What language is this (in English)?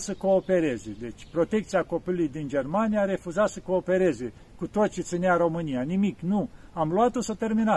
Romanian